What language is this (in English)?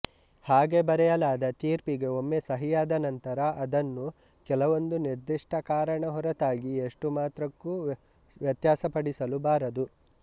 Kannada